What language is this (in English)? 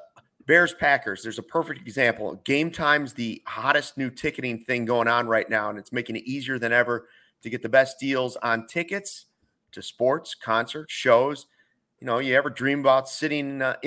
English